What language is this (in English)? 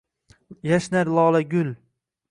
Uzbek